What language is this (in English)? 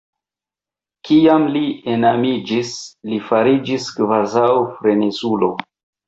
Esperanto